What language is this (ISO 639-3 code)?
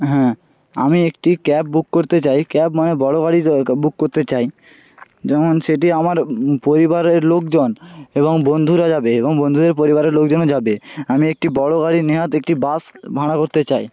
ben